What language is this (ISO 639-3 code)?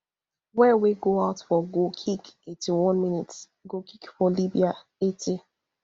pcm